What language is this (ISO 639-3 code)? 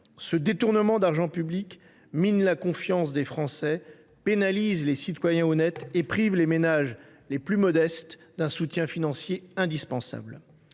fra